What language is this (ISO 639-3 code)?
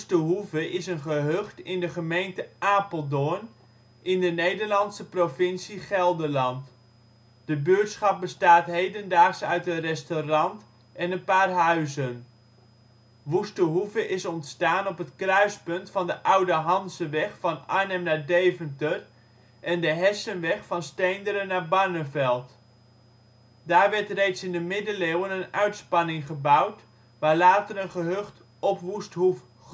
nld